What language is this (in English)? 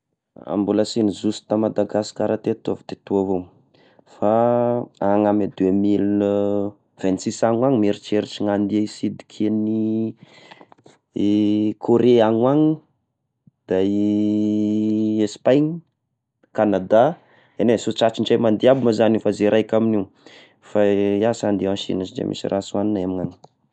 Tesaka Malagasy